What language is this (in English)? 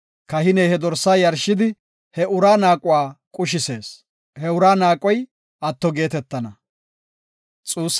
Gofa